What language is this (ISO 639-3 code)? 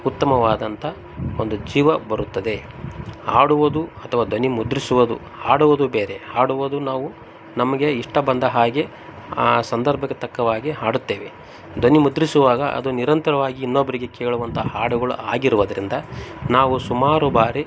kan